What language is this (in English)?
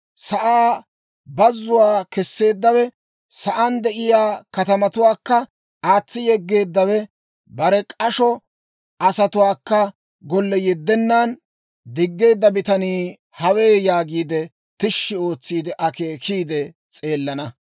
Dawro